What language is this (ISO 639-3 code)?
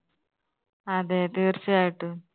mal